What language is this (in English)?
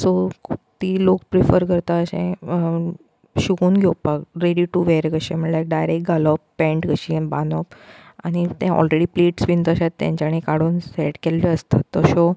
Konkani